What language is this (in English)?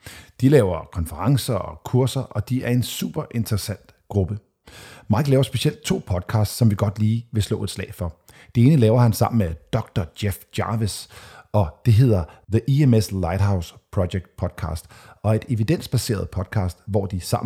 Danish